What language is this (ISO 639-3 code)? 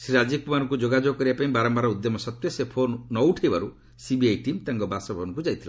ori